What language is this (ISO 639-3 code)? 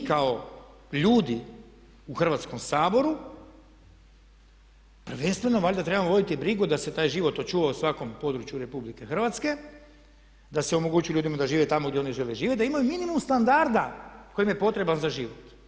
hrv